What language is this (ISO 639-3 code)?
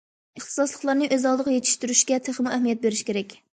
uig